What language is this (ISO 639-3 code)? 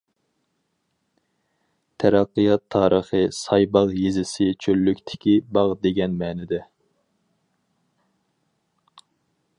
uig